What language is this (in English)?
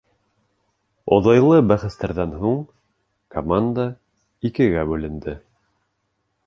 Bashkir